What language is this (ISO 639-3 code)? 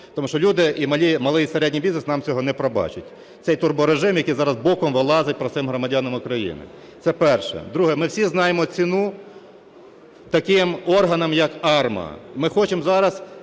ukr